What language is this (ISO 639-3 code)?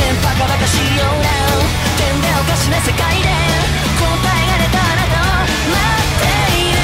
tha